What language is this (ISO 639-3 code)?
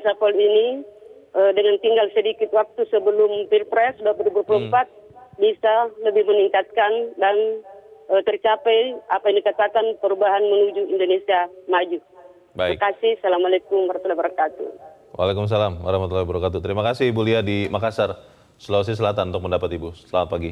ind